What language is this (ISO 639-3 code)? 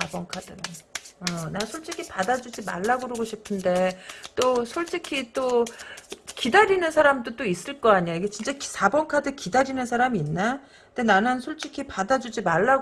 kor